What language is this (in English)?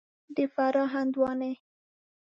Pashto